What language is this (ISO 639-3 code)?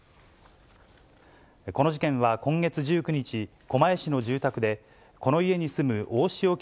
jpn